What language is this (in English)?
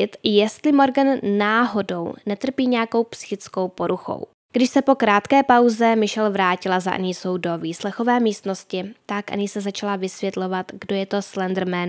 Czech